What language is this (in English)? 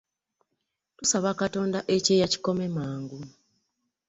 Ganda